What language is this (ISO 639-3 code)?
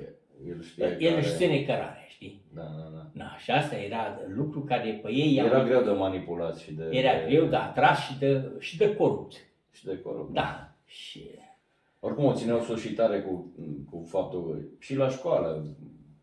ron